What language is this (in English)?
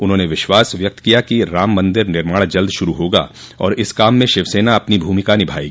Hindi